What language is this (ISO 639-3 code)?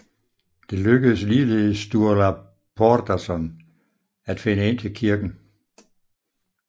dan